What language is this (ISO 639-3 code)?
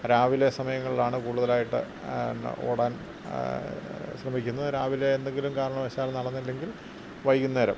mal